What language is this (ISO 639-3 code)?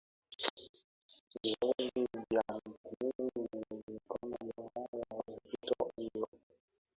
swa